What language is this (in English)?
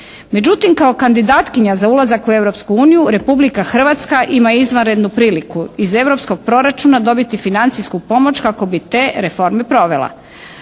Croatian